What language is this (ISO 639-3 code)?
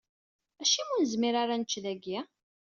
kab